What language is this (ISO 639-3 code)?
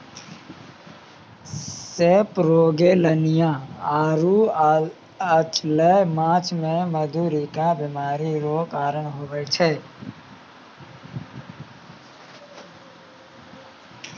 mai